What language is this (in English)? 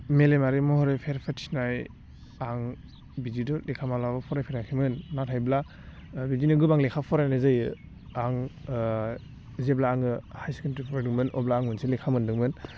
Bodo